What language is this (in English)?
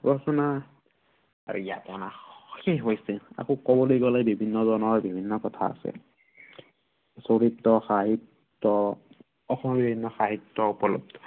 Assamese